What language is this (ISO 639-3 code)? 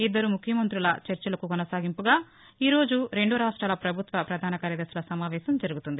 tel